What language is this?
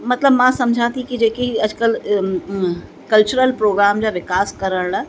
Sindhi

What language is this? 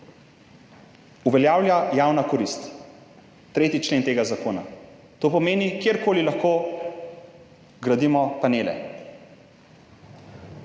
Slovenian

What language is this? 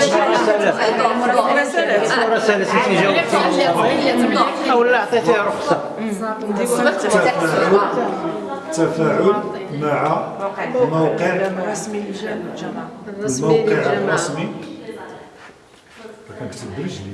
Arabic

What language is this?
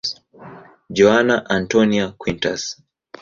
Swahili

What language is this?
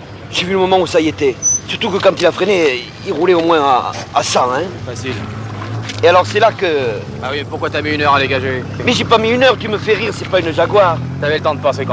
French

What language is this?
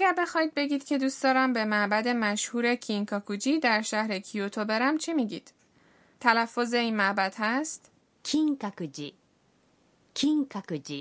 Persian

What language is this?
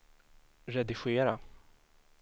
Swedish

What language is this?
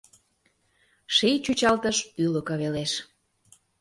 Mari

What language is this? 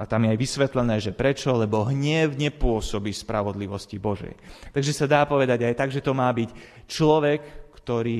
Slovak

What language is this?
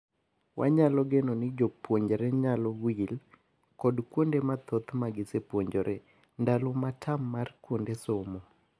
Luo (Kenya and Tanzania)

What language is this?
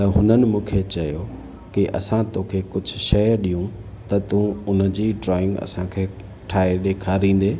Sindhi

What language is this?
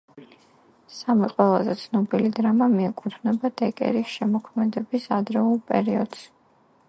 Georgian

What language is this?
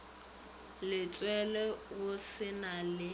Northern Sotho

